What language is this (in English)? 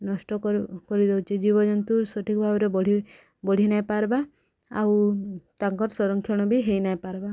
Odia